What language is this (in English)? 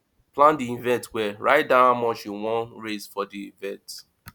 Nigerian Pidgin